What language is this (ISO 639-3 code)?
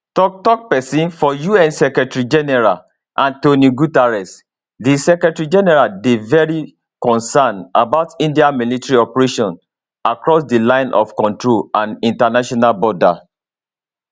pcm